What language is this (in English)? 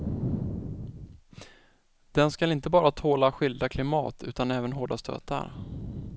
Swedish